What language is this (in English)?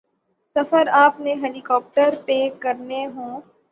Urdu